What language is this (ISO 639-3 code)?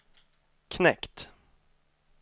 swe